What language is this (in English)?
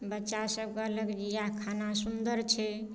Maithili